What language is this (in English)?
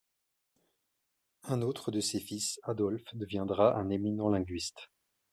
French